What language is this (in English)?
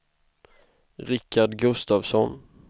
Swedish